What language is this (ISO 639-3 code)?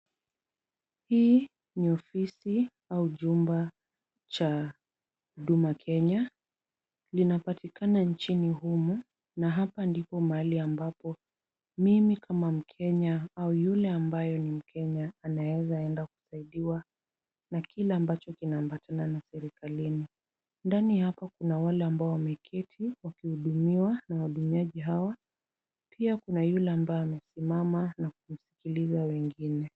swa